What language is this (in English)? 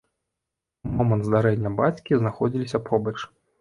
Belarusian